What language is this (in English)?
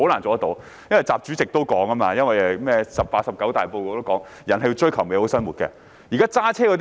Cantonese